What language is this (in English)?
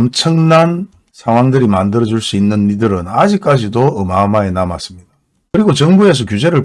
Korean